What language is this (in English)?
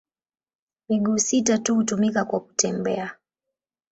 Swahili